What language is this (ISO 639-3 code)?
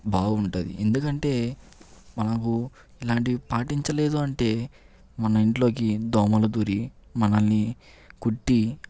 tel